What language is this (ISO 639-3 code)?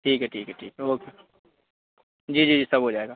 urd